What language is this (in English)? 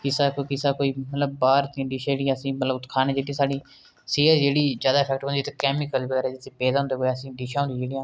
Dogri